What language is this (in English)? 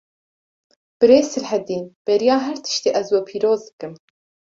Kurdish